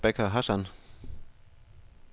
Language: Danish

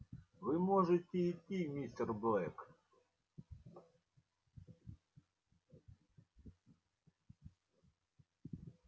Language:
Russian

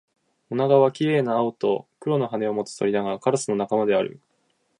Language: Japanese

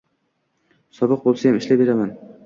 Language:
Uzbek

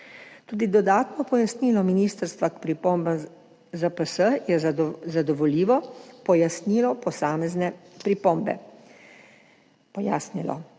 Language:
Slovenian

